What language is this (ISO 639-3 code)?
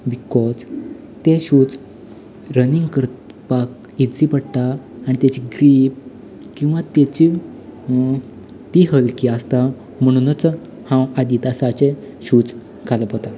kok